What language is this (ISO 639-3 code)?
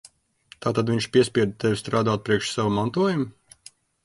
lav